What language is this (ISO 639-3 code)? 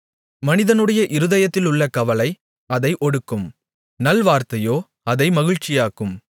tam